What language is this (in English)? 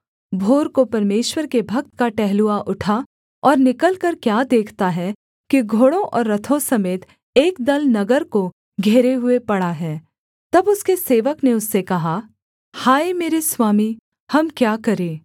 Hindi